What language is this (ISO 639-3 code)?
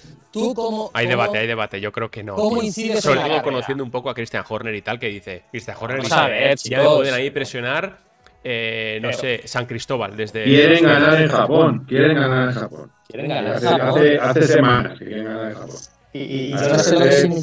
spa